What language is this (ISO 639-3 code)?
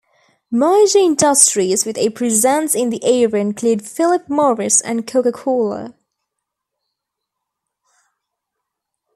eng